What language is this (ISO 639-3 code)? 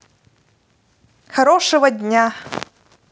rus